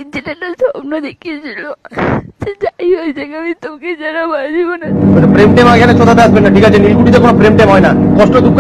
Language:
Turkish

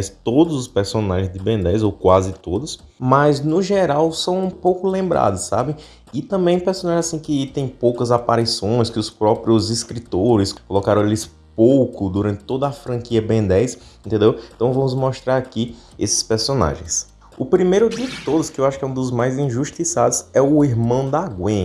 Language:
Portuguese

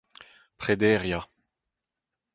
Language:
Breton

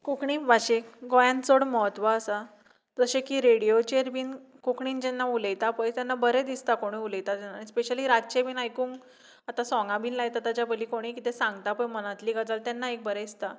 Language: Konkani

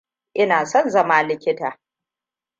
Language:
Hausa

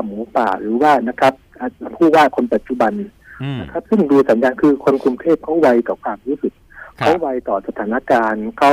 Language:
Thai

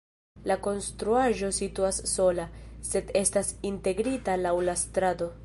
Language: Esperanto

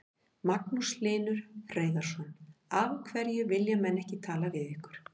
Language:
Icelandic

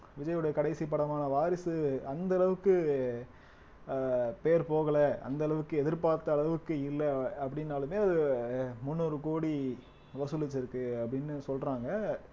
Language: Tamil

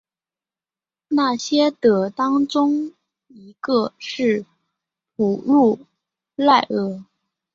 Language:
Chinese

